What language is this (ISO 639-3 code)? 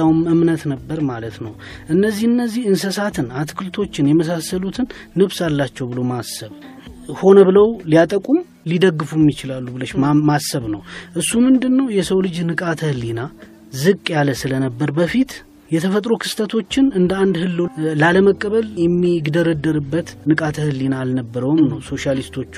amh